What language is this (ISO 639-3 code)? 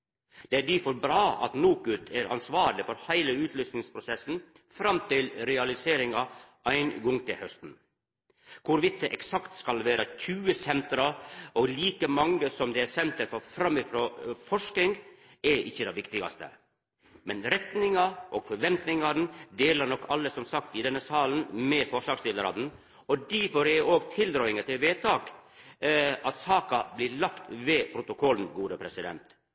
nno